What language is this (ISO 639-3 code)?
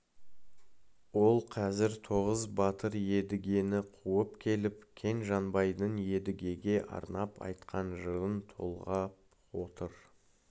kaz